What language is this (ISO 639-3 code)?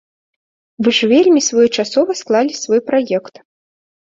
bel